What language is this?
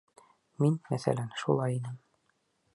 Bashkir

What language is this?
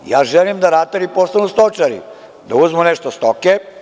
Serbian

